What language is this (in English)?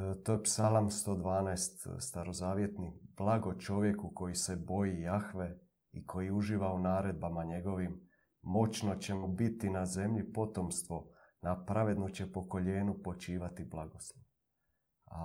Croatian